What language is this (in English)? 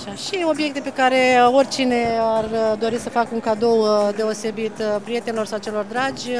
Romanian